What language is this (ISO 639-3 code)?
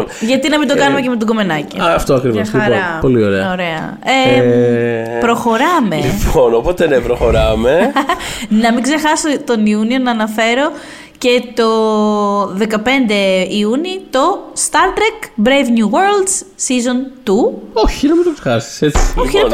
ell